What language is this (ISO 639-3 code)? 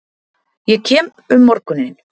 isl